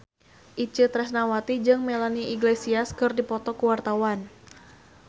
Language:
Sundanese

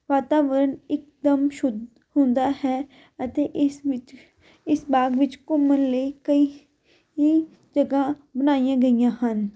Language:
Punjabi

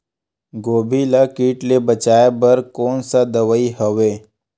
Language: Chhattisgarhi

